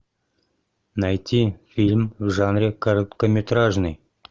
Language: Russian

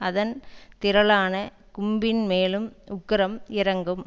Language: Tamil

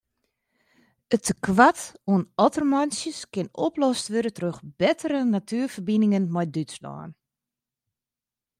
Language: Western Frisian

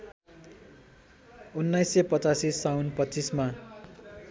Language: Nepali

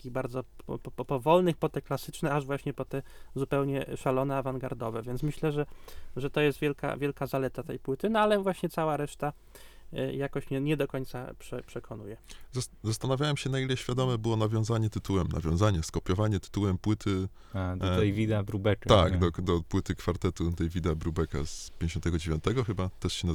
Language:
Polish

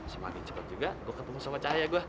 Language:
Indonesian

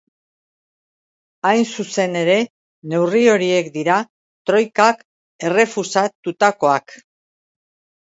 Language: Basque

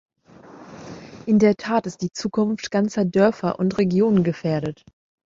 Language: German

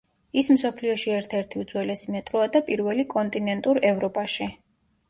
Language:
Georgian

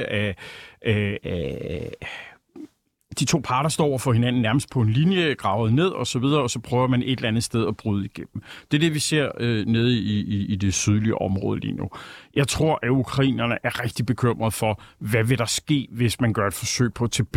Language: Danish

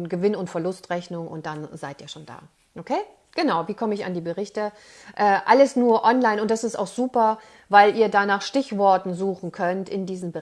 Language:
German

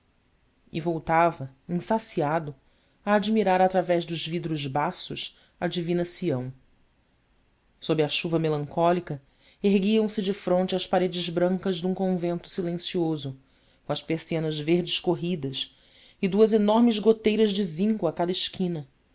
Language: Portuguese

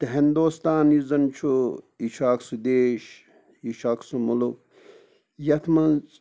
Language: Kashmiri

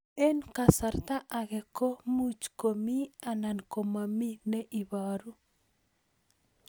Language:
Kalenjin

